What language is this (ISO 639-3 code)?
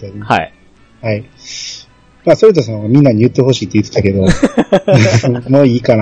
jpn